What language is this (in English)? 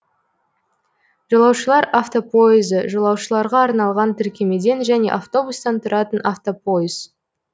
Kazakh